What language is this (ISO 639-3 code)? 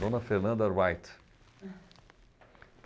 por